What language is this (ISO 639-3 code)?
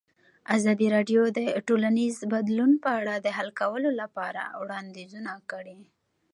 pus